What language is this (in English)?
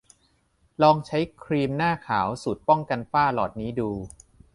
Thai